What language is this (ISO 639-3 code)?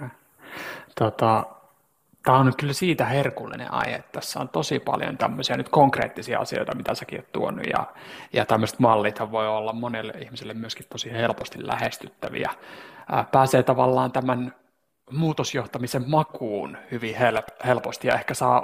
fin